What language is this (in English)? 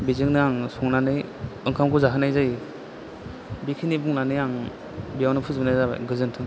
Bodo